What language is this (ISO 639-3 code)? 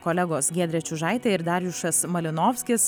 lit